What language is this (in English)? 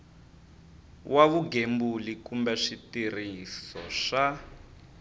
Tsonga